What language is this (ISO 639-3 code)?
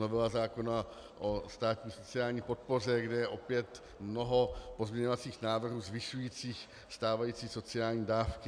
ces